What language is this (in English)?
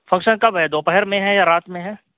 Urdu